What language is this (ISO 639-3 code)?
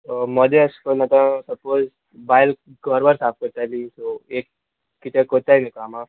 kok